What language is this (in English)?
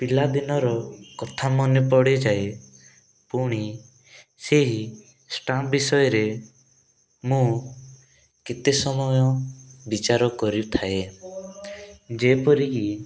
Odia